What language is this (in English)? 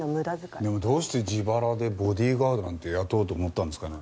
Japanese